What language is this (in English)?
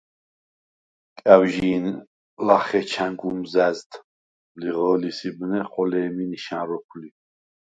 Svan